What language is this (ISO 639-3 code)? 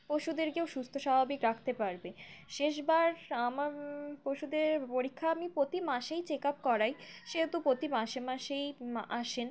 ben